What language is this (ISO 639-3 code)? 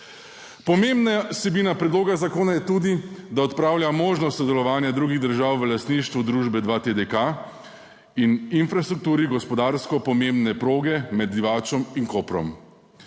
slv